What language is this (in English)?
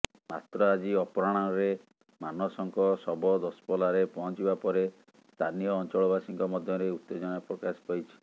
Odia